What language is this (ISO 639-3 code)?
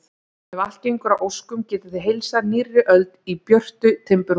isl